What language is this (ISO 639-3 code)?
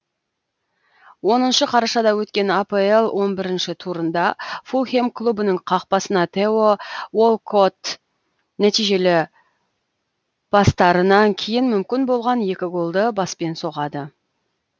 kaz